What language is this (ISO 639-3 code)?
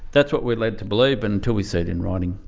eng